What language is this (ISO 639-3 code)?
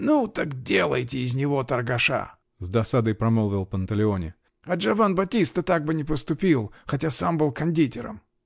rus